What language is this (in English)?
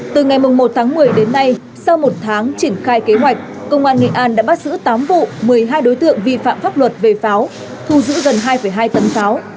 Vietnamese